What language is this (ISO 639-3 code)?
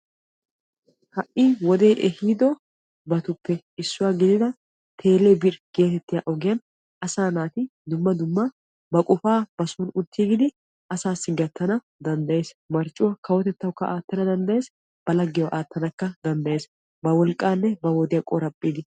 wal